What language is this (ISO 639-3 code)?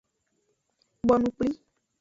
ajg